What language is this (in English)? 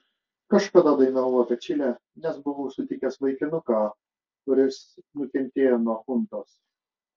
Lithuanian